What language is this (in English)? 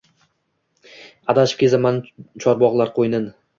Uzbek